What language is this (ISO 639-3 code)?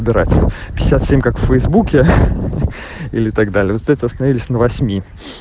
rus